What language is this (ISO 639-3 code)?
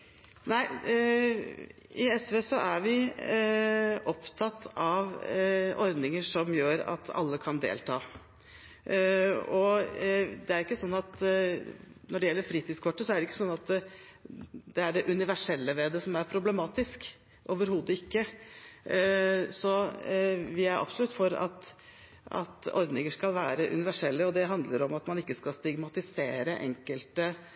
nob